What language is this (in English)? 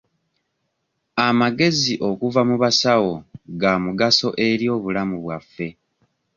Ganda